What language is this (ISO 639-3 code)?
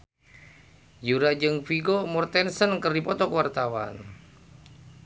sun